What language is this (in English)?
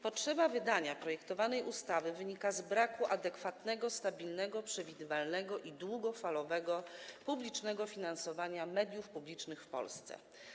Polish